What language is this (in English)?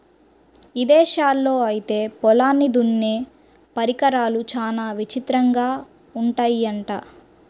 Telugu